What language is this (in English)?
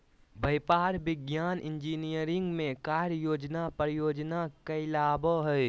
Magahi